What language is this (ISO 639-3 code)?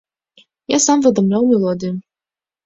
bel